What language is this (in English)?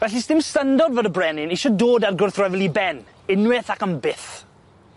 Welsh